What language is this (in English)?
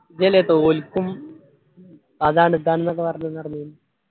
Malayalam